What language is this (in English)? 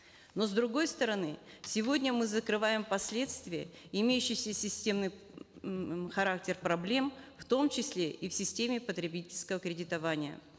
Kazakh